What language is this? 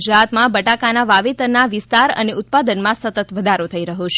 Gujarati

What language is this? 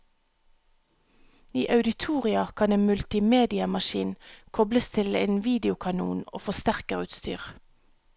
Norwegian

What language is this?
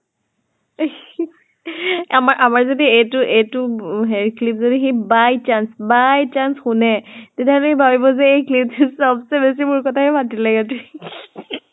Assamese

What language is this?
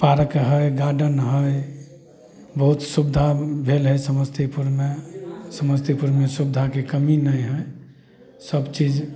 Maithili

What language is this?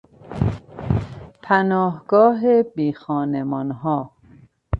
Persian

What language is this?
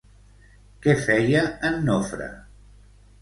Catalan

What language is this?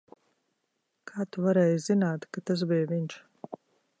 Latvian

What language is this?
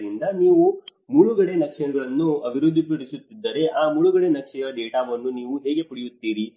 Kannada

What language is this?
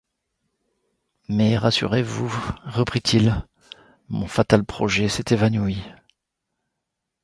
French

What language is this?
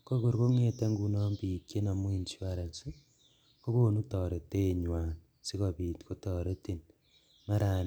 Kalenjin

